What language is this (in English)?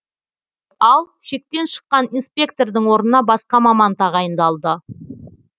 Kazakh